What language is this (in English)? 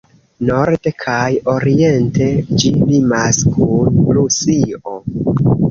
Esperanto